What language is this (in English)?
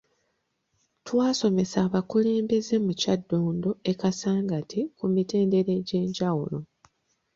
Ganda